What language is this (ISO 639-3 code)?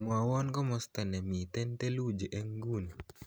kln